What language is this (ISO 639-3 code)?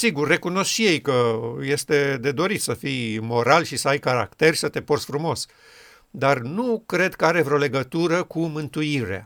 ron